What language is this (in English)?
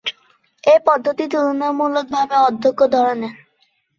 Bangla